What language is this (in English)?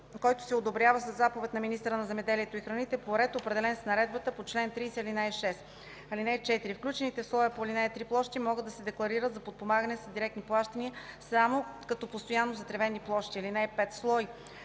Bulgarian